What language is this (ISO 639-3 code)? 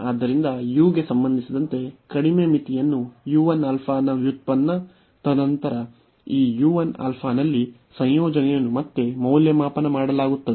kan